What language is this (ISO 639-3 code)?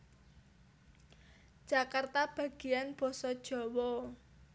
jav